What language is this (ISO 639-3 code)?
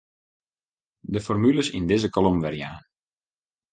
fry